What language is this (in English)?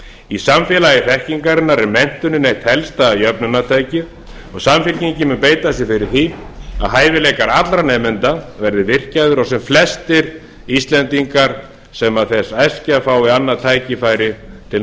Icelandic